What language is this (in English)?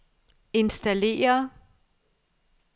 Danish